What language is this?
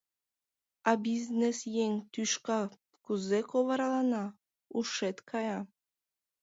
Mari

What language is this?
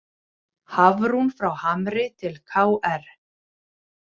Icelandic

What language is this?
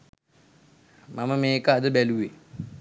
Sinhala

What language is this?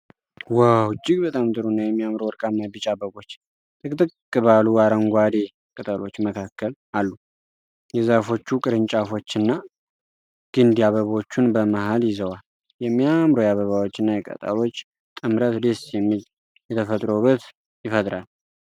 Amharic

